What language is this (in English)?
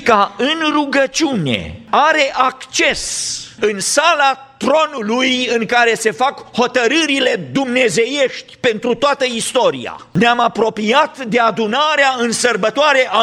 Romanian